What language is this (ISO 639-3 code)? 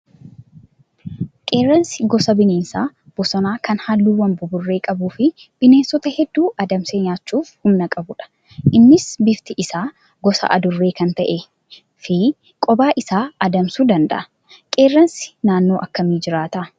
orm